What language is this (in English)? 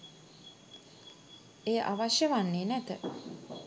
Sinhala